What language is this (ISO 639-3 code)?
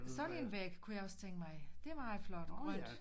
dan